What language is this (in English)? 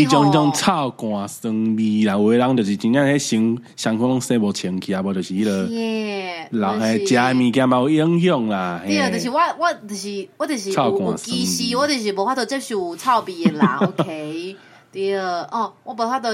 Chinese